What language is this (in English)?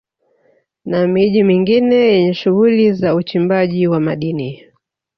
Swahili